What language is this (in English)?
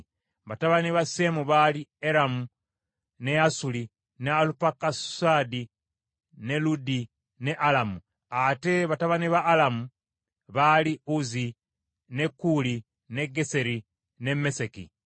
Ganda